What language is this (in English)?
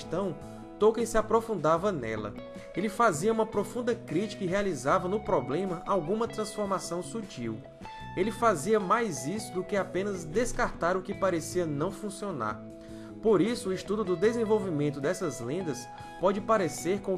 Portuguese